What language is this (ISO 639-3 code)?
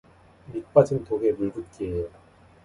kor